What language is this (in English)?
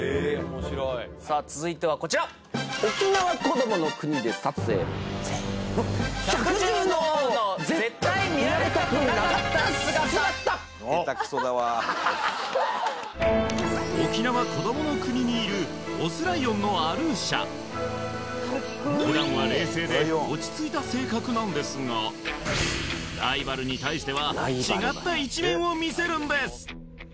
Japanese